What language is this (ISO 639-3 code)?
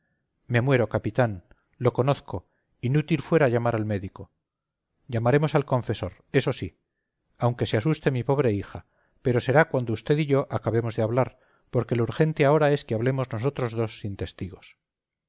spa